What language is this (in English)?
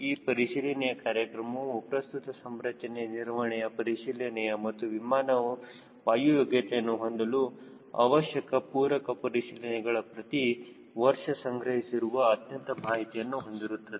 Kannada